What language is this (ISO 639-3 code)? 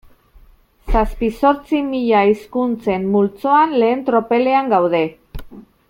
eus